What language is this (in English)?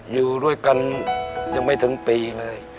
Thai